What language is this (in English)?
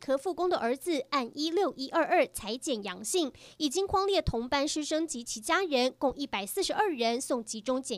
Chinese